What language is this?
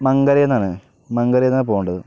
Malayalam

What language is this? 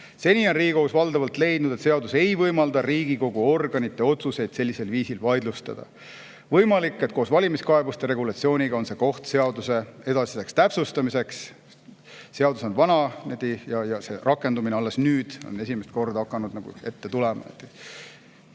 Estonian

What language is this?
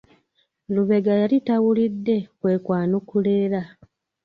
Ganda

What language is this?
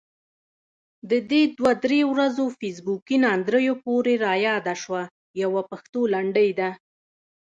Pashto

